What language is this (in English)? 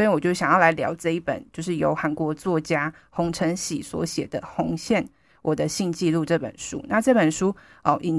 Chinese